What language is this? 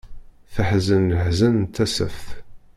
Kabyle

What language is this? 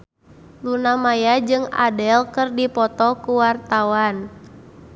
Sundanese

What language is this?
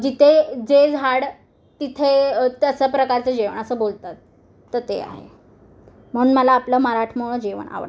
Marathi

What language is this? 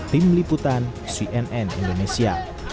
Indonesian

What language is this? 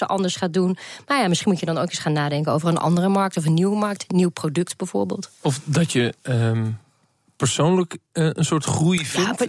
Dutch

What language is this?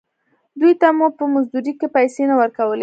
Pashto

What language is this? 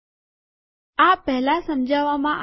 Gujarati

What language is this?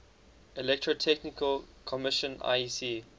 English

